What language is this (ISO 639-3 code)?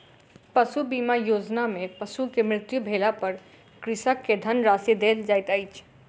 mai